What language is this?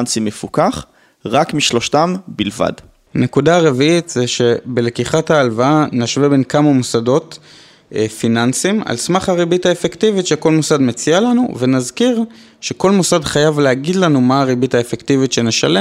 Hebrew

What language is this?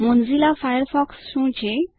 Gujarati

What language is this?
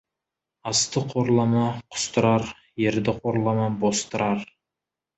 Kazakh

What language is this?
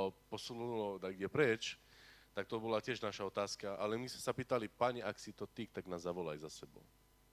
Slovak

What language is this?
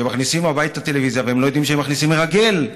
Hebrew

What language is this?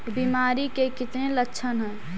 Magahi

